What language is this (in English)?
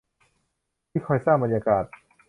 Thai